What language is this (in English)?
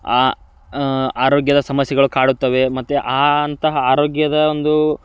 Kannada